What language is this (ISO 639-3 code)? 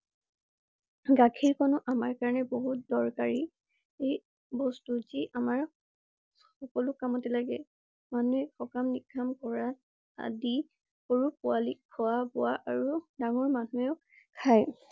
asm